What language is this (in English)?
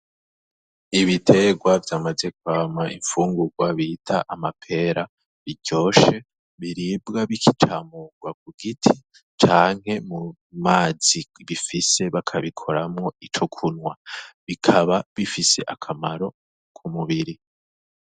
Rundi